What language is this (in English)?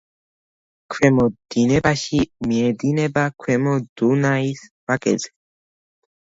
Georgian